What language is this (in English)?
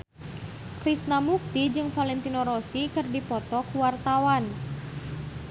Sundanese